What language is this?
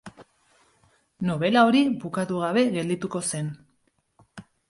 Basque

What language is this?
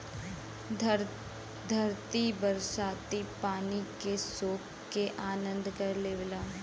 Bhojpuri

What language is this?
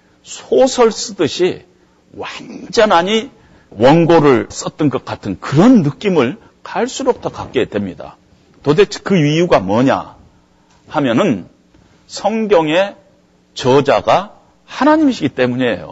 Korean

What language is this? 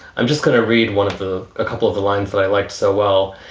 English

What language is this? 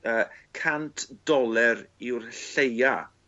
Welsh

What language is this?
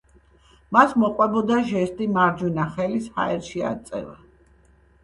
Georgian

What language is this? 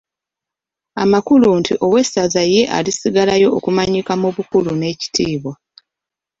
Ganda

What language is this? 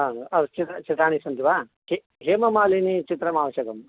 Sanskrit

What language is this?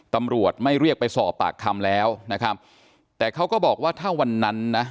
Thai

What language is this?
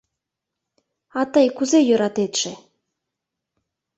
Mari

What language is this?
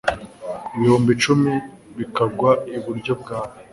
Kinyarwanda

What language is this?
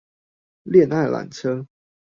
Chinese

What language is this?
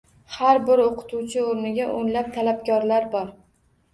Uzbek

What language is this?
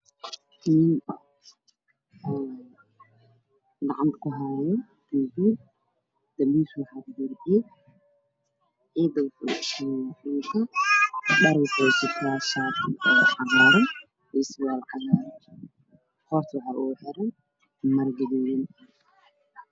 Somali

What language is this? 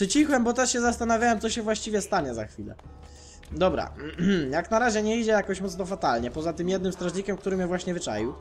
Polish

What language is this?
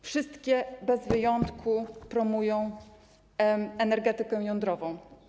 Polish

